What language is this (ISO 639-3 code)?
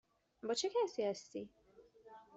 fas